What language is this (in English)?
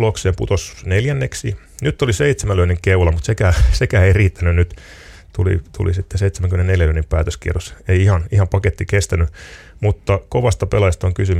Finnish